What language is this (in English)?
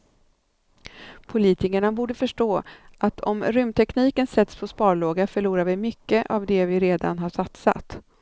Swedish